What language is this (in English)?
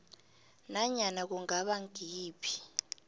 South Ndebele